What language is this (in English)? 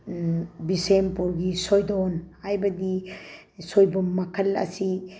Manipuri